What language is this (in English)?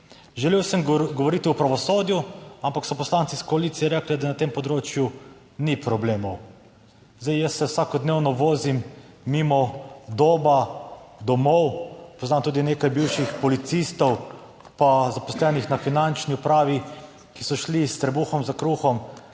Slovenian